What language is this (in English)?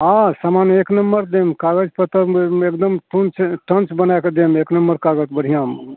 Maithili